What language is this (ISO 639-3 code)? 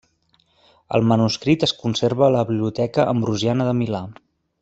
cat